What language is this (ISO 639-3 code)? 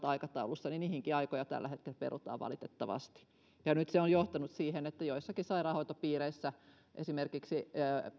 fin